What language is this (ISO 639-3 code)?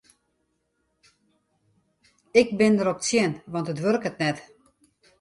fry